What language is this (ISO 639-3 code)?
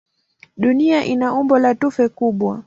swa